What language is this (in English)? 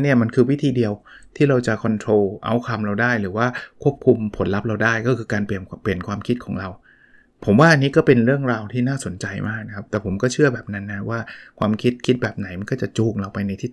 Thai